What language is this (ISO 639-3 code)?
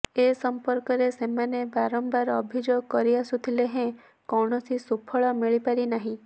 ori